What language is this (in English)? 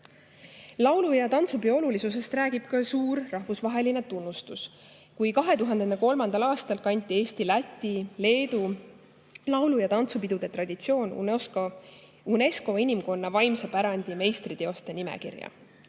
Estonian